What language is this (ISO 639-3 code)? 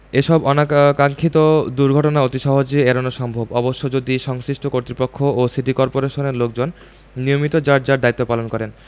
ben